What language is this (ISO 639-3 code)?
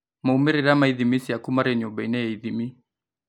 kik